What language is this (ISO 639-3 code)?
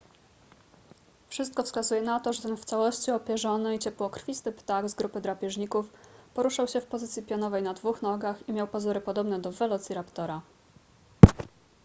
pol